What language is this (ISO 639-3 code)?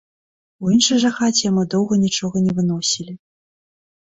bel